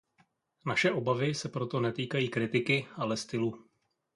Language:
Czech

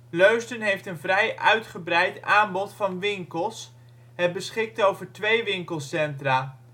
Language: Dutch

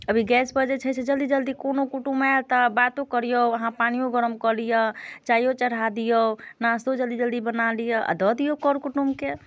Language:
Maithili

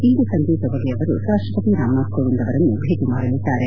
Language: Kannada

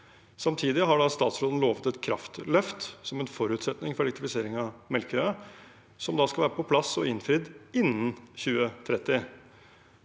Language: Norwegian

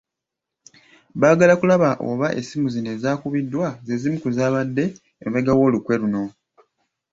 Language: Ganda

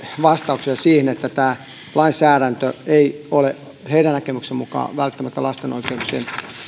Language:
Finnish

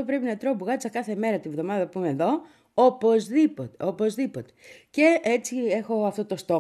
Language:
Greek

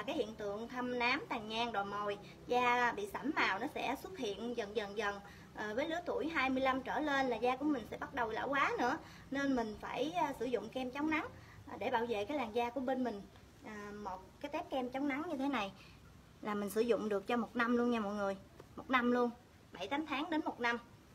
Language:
Vietnamese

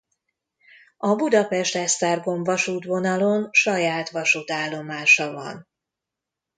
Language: Hungarian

